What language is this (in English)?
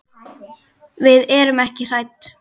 Icelandic